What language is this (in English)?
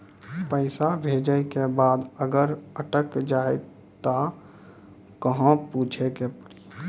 Maithili